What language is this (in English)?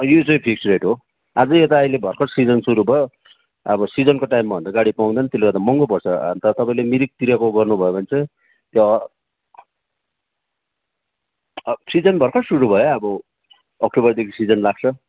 Nepali